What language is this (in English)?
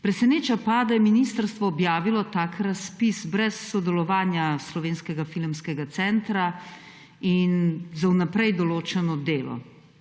Slovenian